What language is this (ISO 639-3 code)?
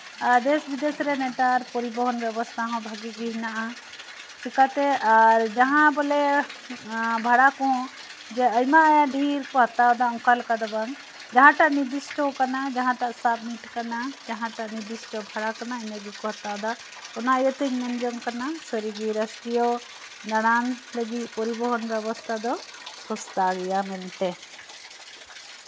sat